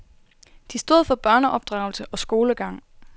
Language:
Danish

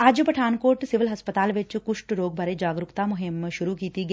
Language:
Punjabi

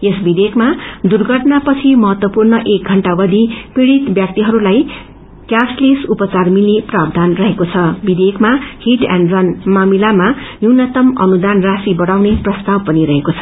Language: Nepali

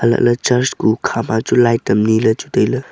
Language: Wancho Naga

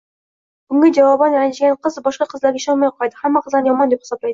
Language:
Uzbek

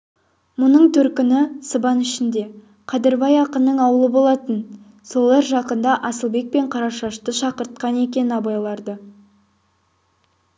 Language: Kazakh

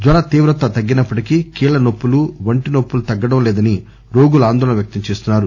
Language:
Telugu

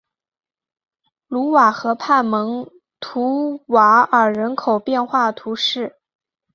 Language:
Chinese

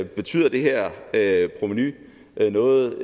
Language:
Danish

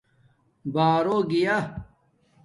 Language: Domaaki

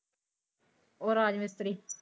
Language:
Punjabi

